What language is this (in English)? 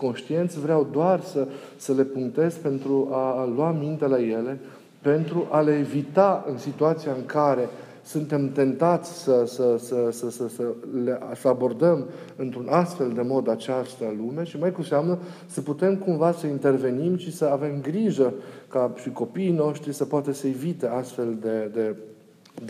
Romanian